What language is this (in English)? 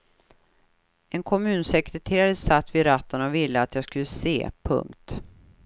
Swedish